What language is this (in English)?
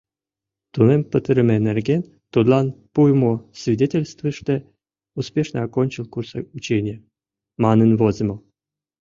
Mari